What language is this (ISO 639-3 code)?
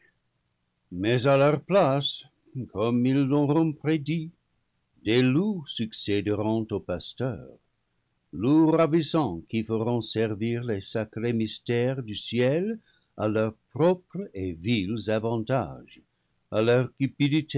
fra